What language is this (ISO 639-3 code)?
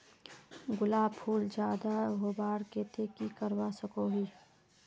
mag